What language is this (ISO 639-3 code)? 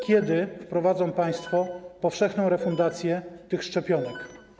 pol